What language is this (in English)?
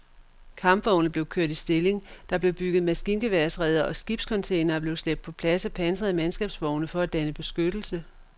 Danish